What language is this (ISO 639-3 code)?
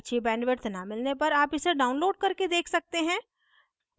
hin